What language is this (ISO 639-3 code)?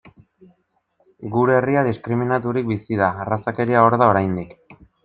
eus